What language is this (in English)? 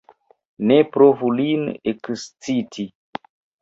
Esperanto